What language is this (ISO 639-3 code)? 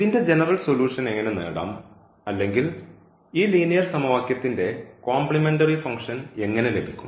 mal